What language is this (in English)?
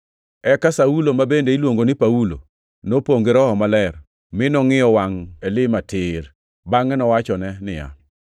Luo (Kenya and Tanzania)